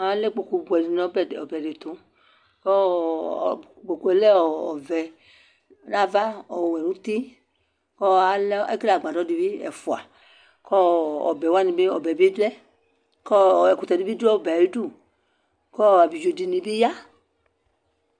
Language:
Ikposo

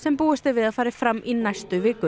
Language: Icelandic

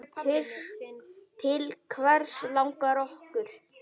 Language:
Icelandic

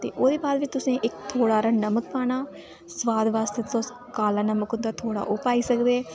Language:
Dogri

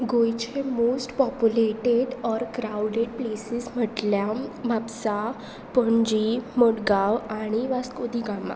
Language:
Konkani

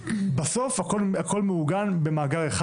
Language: Hebrew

